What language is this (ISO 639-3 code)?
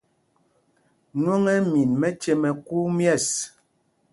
mgg